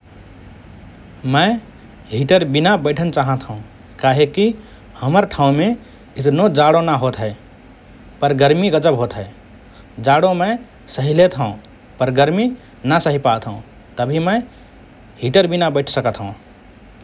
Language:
Rana Tharu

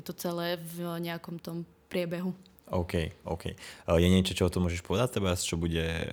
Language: Czech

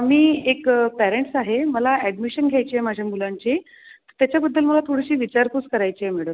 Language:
Marathi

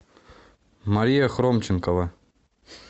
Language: Russian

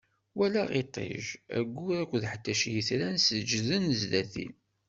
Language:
Kabyle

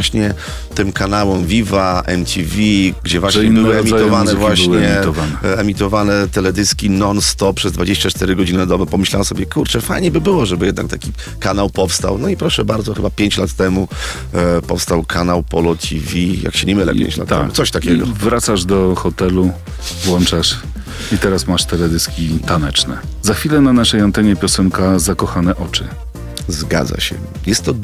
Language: Polish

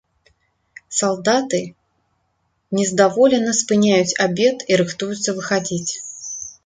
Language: Belarusian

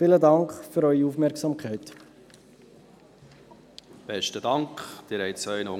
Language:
Swiss German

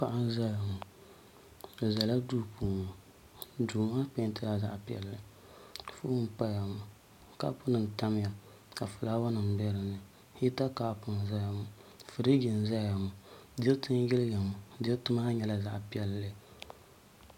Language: Dagbani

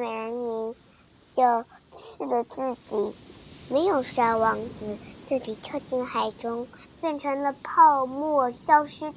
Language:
Chinese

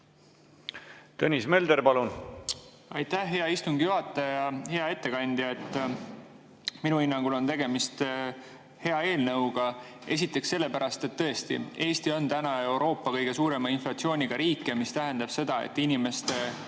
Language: Estonian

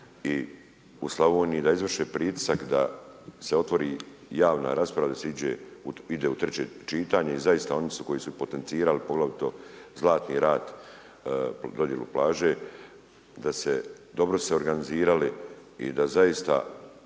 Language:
Croatian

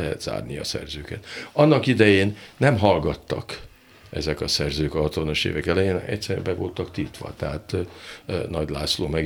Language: Hungarian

